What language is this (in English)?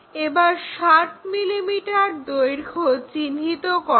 Bangla